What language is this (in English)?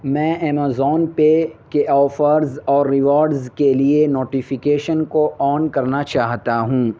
Urdu